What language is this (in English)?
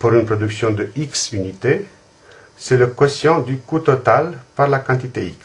French